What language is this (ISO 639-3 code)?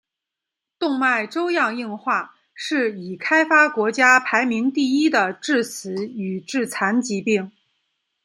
zho